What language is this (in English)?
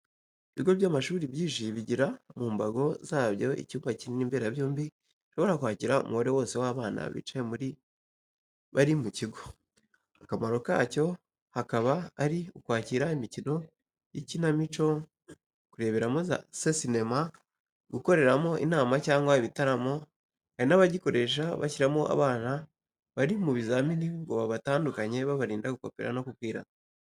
Kinyarwanda